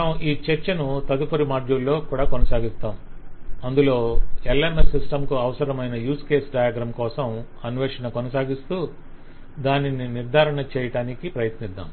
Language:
Telugu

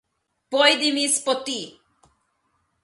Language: Slovenian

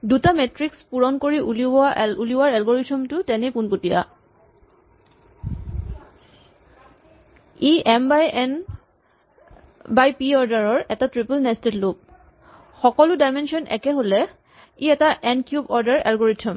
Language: Assamese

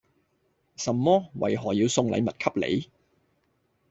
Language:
Cantonese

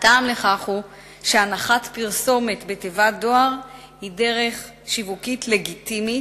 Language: Hebrew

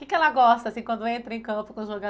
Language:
Portuguese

